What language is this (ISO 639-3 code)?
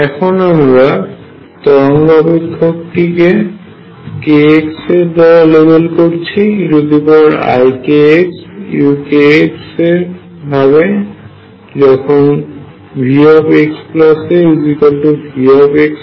ben